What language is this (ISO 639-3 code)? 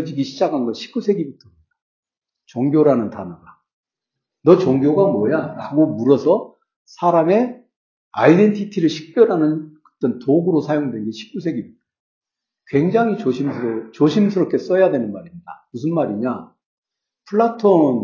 kor